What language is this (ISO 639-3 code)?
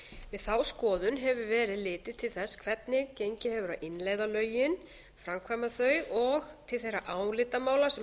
isl